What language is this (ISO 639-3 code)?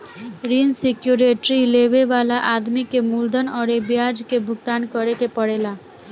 bho